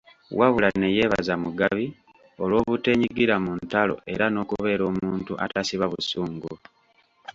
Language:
Ganda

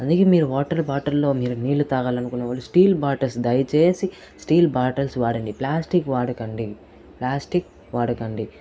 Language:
Telugu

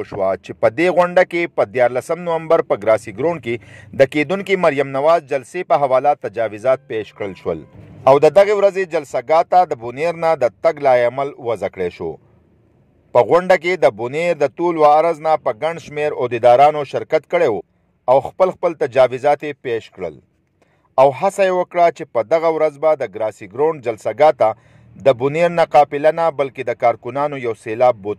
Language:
Arabic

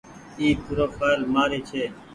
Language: Goaria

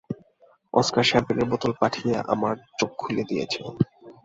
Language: Bangla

